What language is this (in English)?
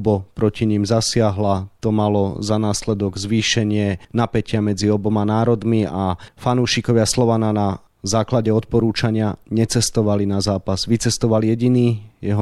Slovak